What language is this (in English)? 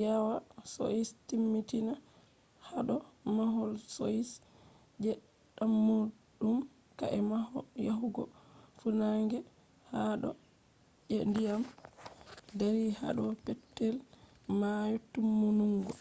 Fula